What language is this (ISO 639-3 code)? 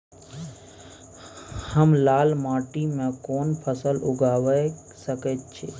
mai